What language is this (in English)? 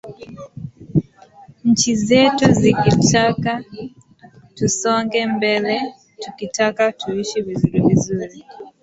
Swahili